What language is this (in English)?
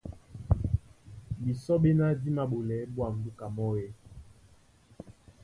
Duala